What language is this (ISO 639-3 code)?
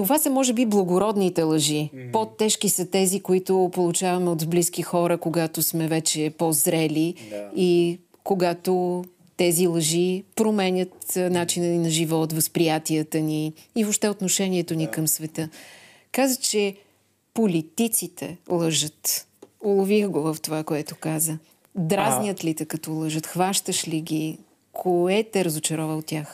bul